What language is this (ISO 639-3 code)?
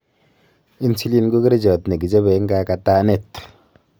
kln